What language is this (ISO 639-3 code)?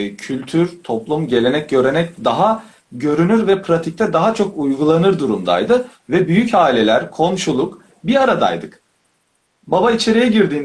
tur